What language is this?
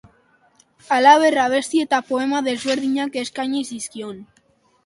Basque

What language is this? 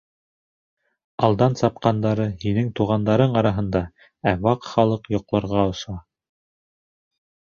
Bashkir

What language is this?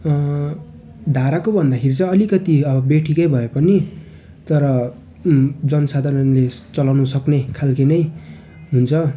Nepali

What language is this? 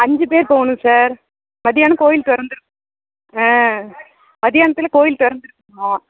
Tamil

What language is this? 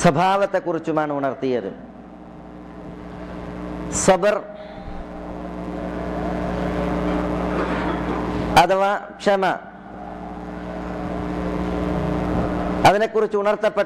Arabic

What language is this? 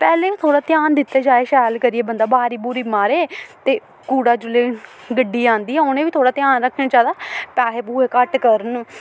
Dogri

